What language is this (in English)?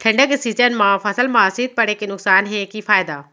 Chhattisgarhi